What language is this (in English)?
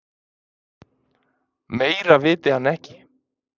Icelandic